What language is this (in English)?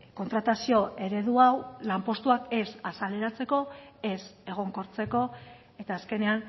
Basque